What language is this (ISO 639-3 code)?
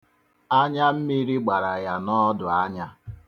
ibo